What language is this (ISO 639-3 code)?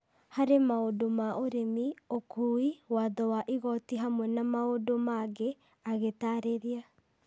kik